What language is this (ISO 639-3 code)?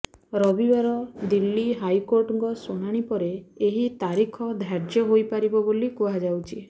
ori